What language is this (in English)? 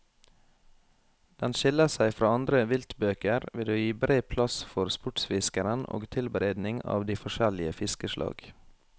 Norwegian